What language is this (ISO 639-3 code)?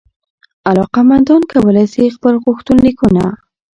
pus